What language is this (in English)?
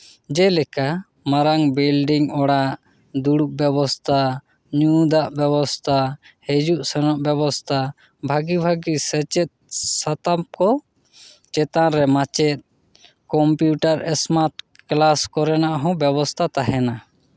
Santali